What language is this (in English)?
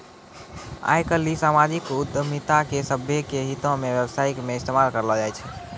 Maithili